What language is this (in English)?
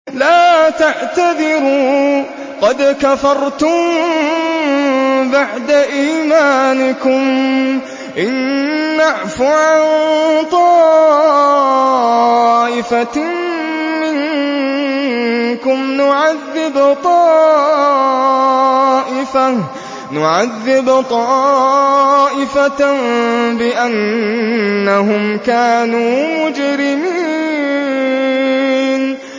Arabic